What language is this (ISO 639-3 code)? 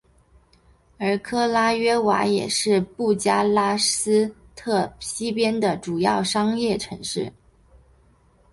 zho